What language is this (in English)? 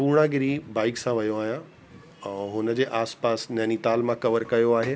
Sindhi